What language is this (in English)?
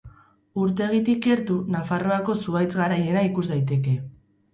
Basque